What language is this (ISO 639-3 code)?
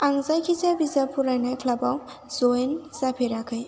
brx